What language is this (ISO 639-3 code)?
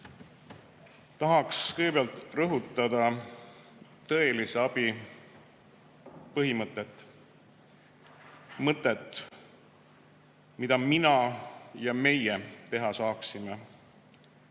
est